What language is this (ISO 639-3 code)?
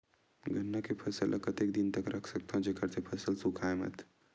hne